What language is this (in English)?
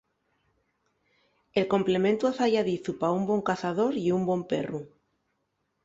Asturian